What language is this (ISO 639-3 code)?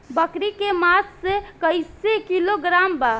bho